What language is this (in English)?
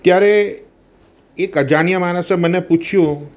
Gujarati